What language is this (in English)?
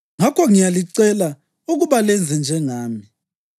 North Ndebele